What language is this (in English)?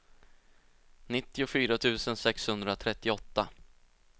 Swedish